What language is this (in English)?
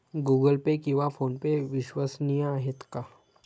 Marathi